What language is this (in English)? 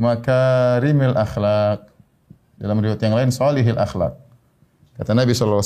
Indonesian